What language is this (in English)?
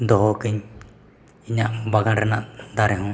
Santali